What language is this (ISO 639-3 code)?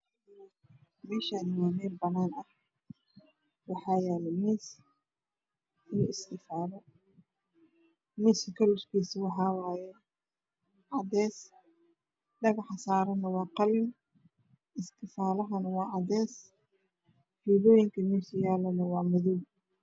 som